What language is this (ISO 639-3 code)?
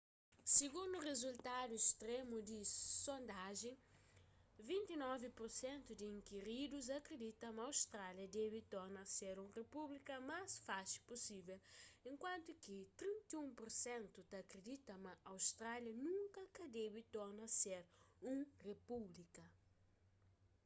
kea